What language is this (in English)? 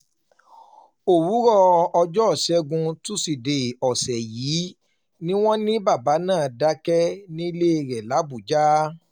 Yoruba